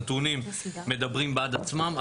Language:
Hebrew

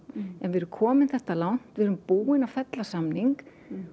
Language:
Icelandic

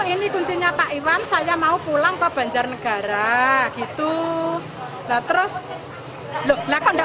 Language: Indonesian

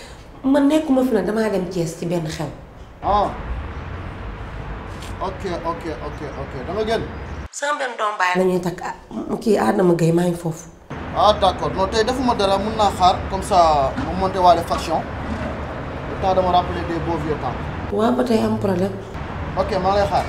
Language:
French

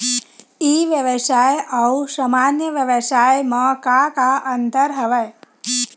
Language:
Chhattisgarhi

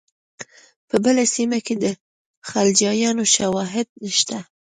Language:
Pashto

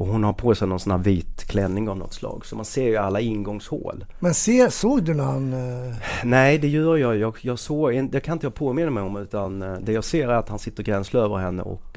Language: Swedish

